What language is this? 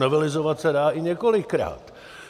Czech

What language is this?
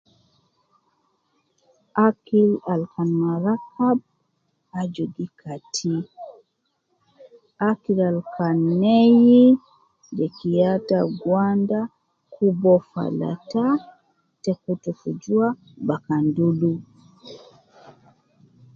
Nubi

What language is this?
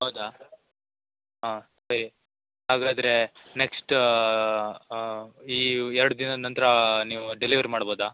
Kannada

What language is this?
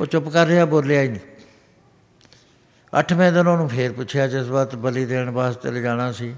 Punjabi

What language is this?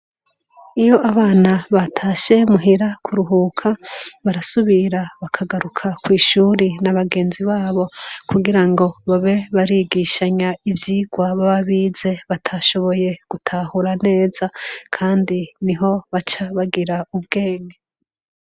Rundi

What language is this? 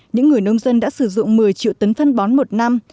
Vietnamese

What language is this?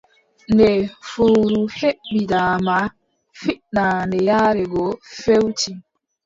Adamawa Fulfulde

